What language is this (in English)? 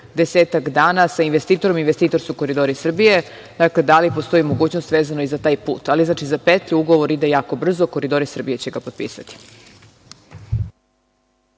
Serbian